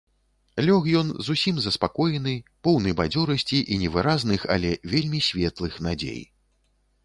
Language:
Belarusian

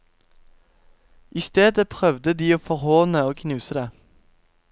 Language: Norwegian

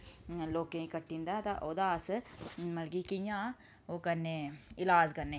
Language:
Dogri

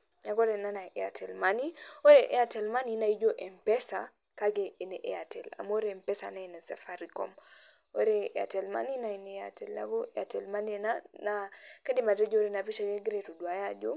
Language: Masai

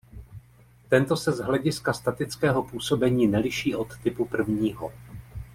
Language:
Czech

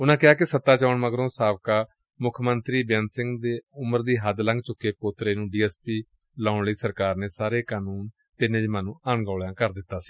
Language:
Punjabi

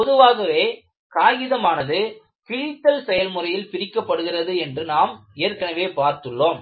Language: Tamil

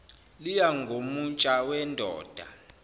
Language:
Zulu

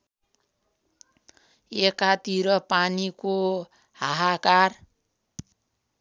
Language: Nepali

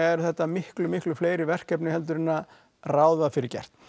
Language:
Icelandic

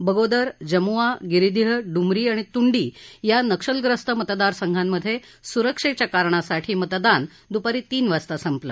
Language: Marathi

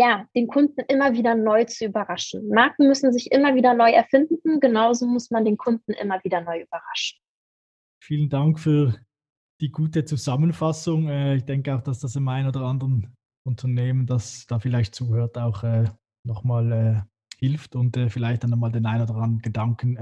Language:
German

